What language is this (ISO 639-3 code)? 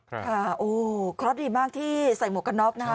tha